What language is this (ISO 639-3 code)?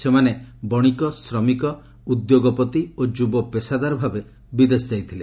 ori